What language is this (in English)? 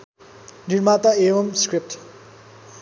Nepali